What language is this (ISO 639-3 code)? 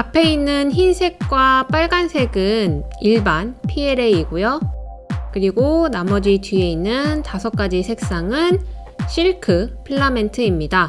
kor